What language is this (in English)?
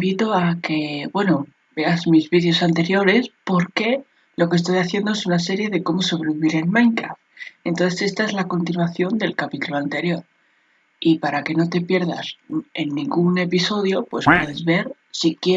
Spanish